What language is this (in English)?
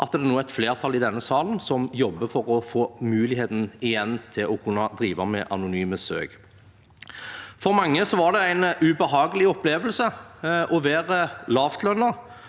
Norwegian